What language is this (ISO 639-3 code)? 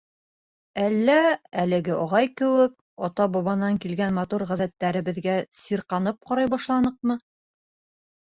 bak